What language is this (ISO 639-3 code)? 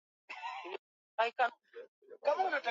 swa